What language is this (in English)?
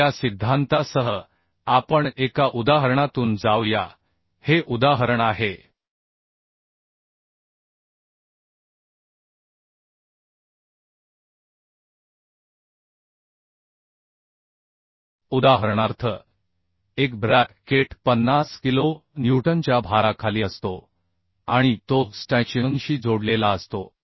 Marathi